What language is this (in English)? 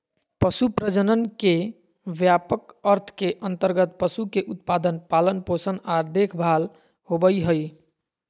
Magahi